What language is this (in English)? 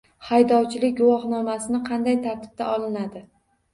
Uzbek